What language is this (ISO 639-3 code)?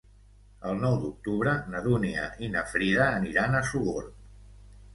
cat